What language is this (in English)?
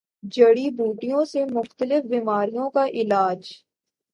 Urdu